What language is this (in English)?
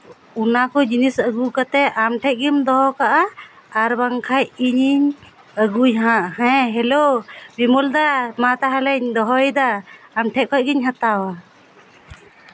Santali